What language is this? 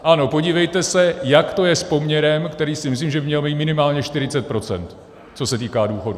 Czech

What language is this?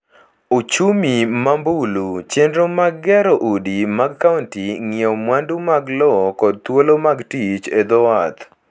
Luo (Kenya and Tanzania)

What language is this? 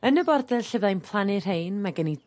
Welsh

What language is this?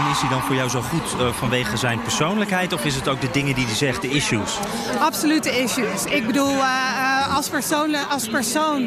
Dutch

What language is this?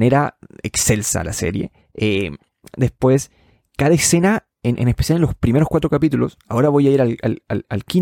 Spanish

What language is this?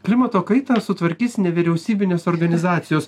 Lithuanian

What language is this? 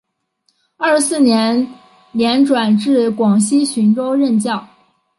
Chinese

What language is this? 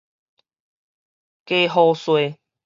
Min Nan Chinese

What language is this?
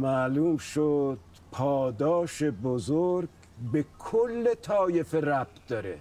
Persian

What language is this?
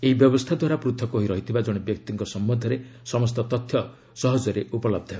Odia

